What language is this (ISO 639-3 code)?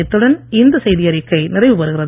tam